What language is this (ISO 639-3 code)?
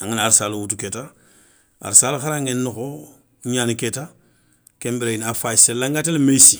snk